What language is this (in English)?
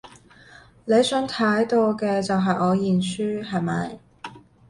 Cantonese